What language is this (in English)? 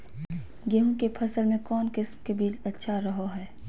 Magahi